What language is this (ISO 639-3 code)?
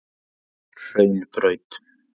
isl